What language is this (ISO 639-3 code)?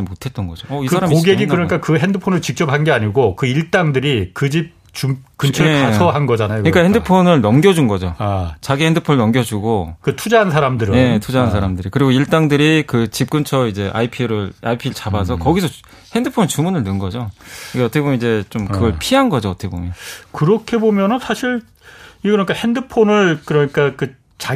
kor